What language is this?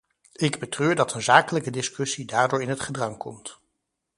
Dutch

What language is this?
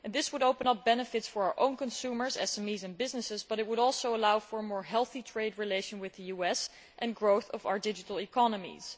English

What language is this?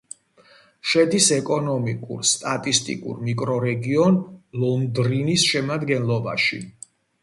Georgian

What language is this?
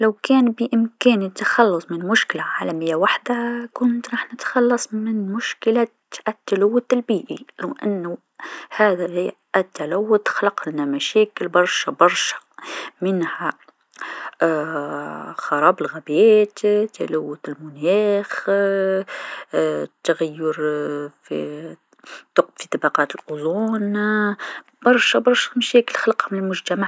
Tunisian Arabic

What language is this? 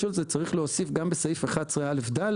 Hebrew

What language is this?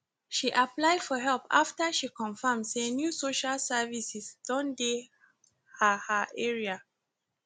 Nigerian Pidgin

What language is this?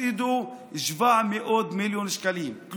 Hebrew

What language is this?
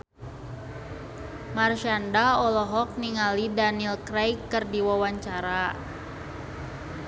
Sundanese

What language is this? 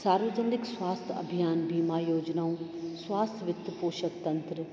Sindhi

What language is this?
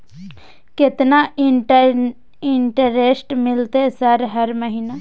Maithili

